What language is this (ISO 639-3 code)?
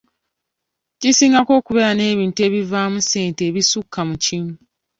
lug